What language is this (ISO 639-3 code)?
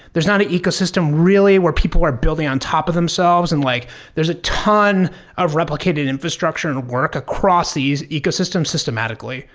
eng